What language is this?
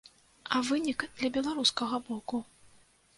Belarusian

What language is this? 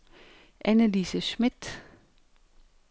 Danish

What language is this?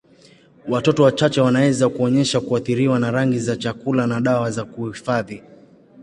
Swahili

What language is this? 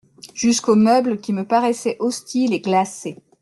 French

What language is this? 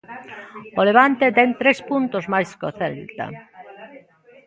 Galician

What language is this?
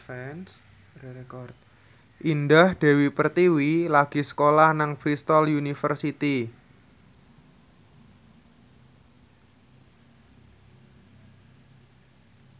Javanese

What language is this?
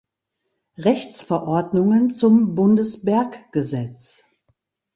German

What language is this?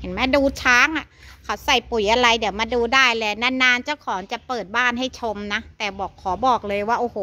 Thai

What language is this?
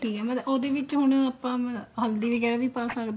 Punjabi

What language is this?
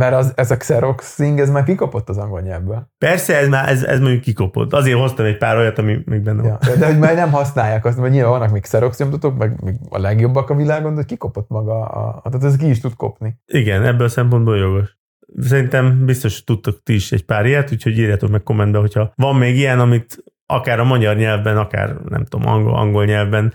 Hungarian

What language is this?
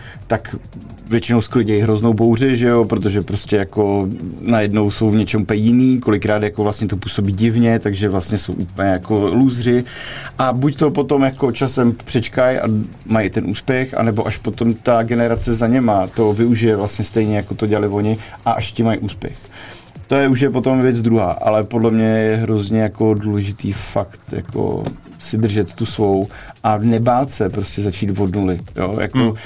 Czech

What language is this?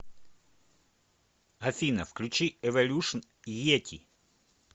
Russian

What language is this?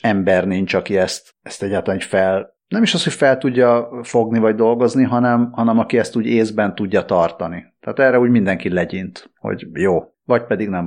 Hungarian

